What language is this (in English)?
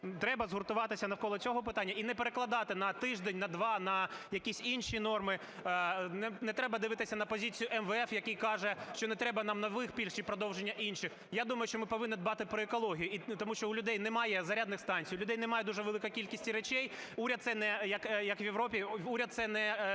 Ukrainian